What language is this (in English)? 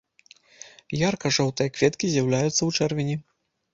Belarusian